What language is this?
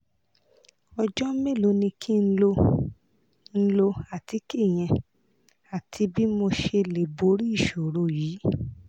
Yoruba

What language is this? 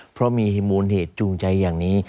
Thai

